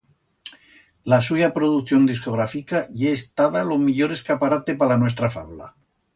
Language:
Aragonese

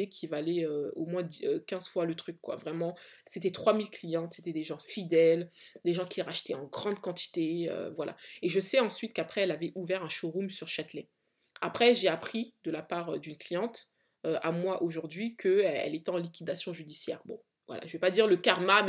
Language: French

